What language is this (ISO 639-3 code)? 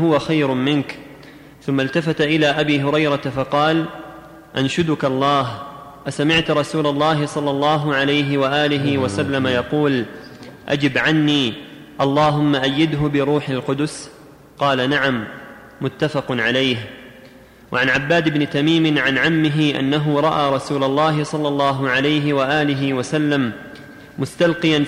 ara